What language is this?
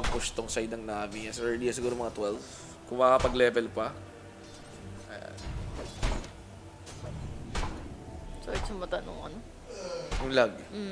Filipino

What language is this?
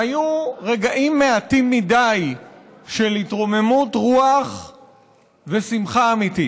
Hebrew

